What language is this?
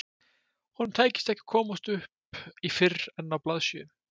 Icelandic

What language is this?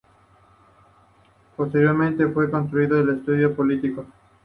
Spanish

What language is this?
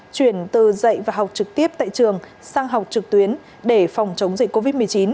Vietnamese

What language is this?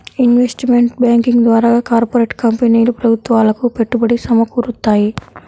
Telugu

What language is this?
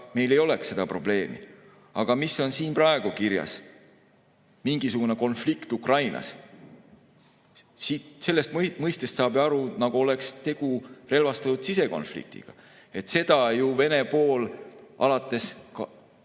Estonian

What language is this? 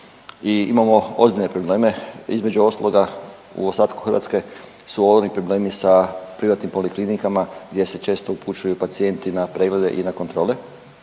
Croatian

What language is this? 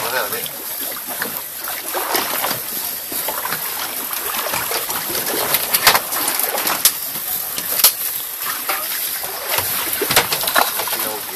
Korean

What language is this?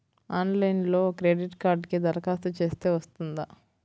Telugu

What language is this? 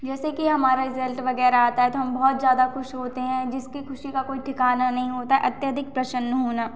Hindi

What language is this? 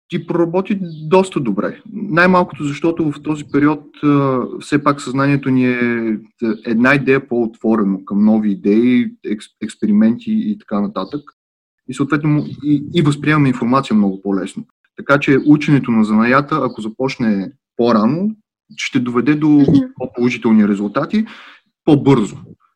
Bulgarian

